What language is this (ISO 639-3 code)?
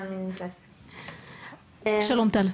heb